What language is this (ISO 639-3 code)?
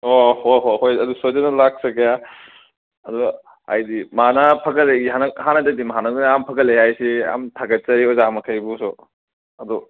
mni